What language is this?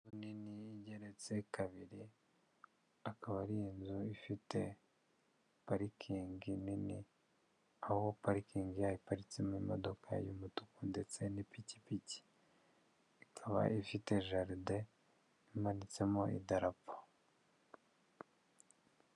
Kinyarwanda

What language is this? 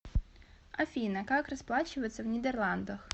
Russian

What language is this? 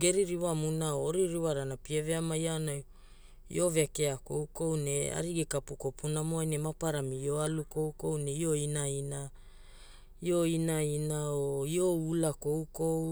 Hula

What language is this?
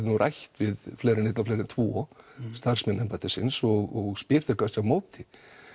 Icelandic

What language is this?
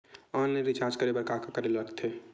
Chhattisgarhi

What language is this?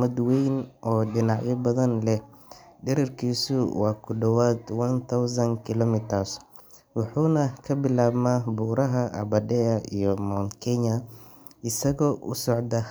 Somali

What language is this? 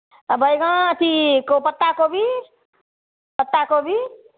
Maithili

